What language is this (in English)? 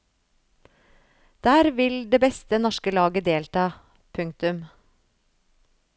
Norwegian